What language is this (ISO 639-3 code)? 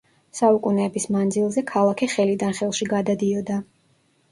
kat